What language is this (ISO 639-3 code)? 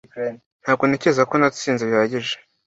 kin